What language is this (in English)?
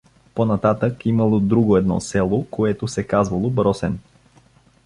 Bulgarian